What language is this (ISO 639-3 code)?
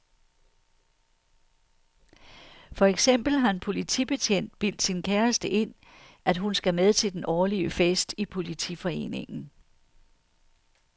dan